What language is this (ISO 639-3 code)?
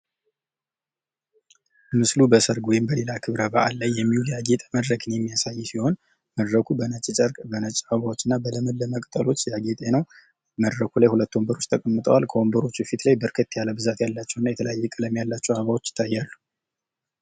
amh